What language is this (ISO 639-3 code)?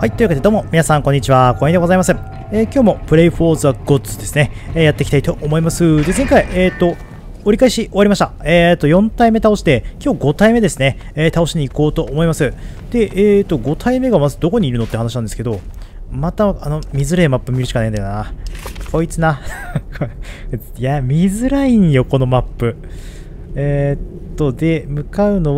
jpn